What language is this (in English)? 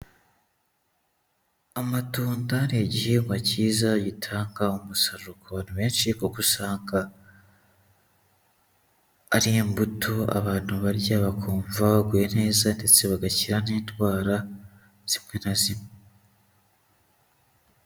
Kinyarwanda